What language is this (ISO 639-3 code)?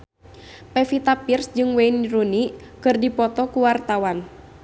sun